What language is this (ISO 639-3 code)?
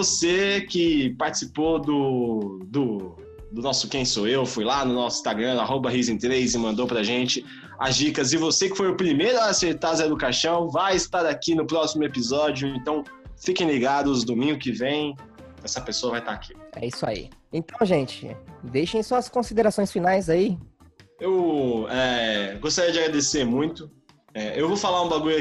por